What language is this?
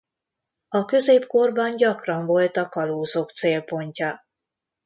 Hungarian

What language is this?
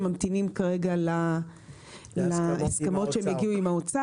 Hebrew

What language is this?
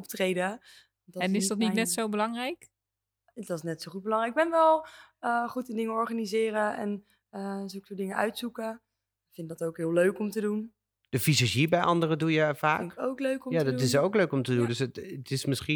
Dutch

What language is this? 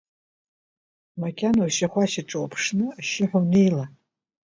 Abkhazian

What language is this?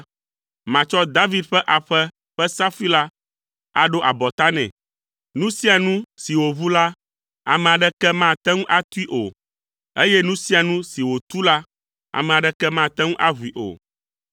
Ewe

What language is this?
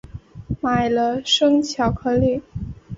Chinese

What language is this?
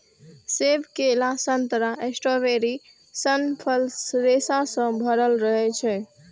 Maithili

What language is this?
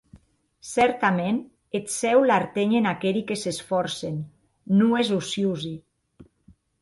Occitan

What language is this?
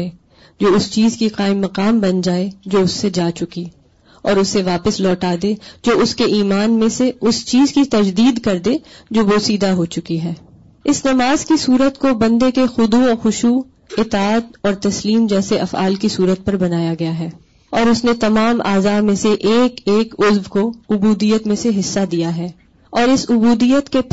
Urdu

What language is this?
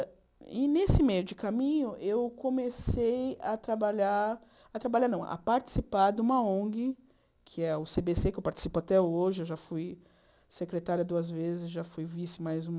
Portuguese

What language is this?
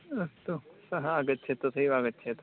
Sanskrit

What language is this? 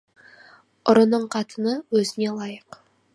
Kazakh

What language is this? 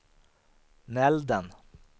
Swedish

